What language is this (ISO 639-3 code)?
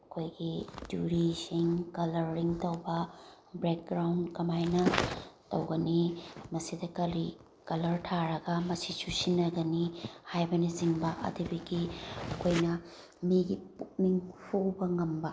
mni